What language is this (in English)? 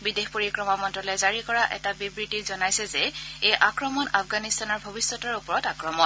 Assamese